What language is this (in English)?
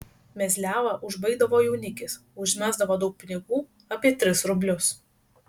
Lithuanian